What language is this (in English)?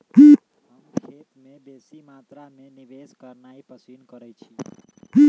Magahi